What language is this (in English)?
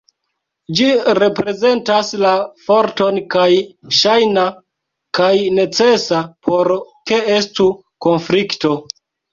Esperanto